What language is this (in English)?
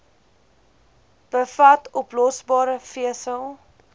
Afrikaans